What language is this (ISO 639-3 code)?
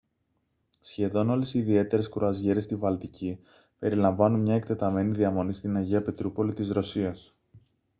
ell